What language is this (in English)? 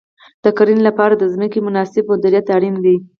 Pashto